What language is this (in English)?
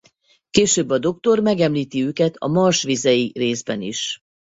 Hungarian